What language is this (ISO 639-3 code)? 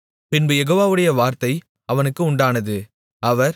tam